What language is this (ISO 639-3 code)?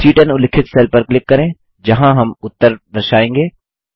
hin